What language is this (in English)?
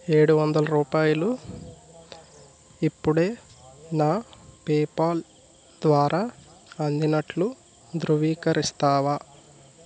Telugu